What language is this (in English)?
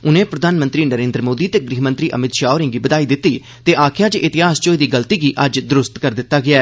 Dogri